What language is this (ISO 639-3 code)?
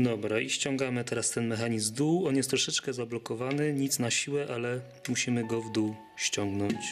pol